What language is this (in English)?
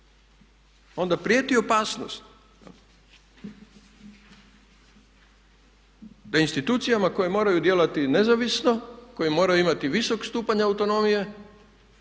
Croatian